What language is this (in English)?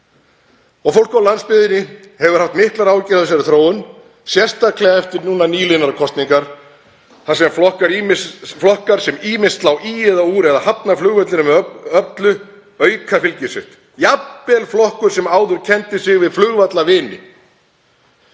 Icelandic